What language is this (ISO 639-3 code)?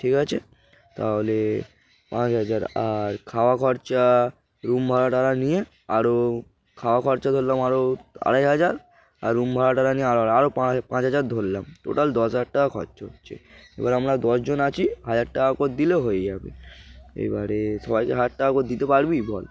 ben